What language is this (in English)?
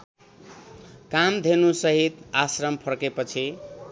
Nepali